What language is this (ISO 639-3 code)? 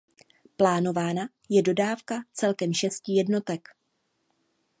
ces